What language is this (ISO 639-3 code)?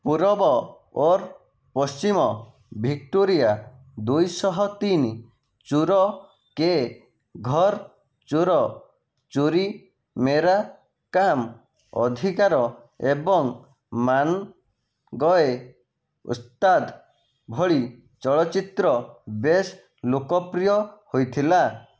ori